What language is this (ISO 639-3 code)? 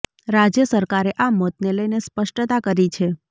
guj